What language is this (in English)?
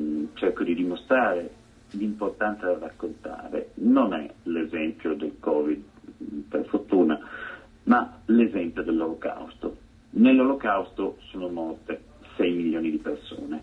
Italian